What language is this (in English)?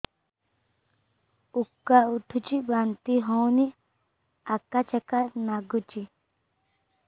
Odia